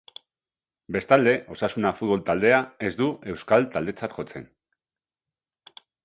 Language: Basque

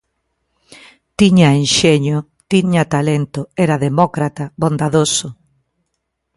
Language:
Galician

